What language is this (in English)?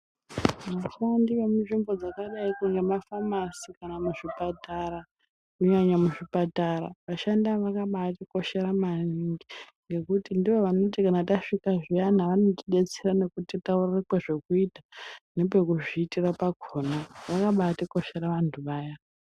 Ndau